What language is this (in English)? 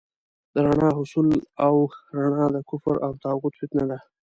Pashto